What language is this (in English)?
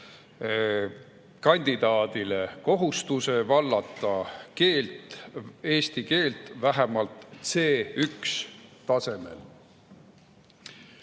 Estonian